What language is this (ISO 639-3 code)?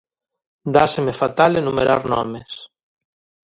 glg